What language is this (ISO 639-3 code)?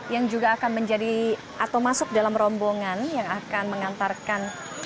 ind